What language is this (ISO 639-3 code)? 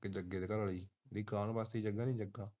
pan